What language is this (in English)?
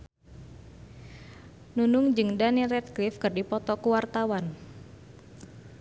Sundanese